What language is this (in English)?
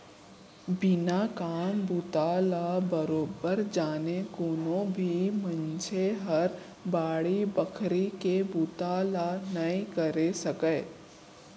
Chhattisgarhi